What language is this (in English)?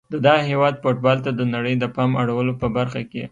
Pashto